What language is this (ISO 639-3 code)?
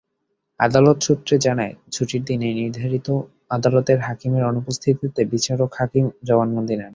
ben